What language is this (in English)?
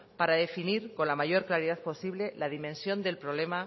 Spanish